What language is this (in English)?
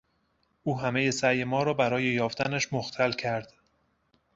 Persian